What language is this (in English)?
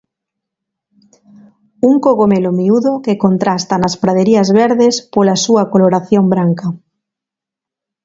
Galician